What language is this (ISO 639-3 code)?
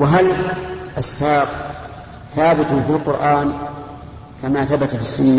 ara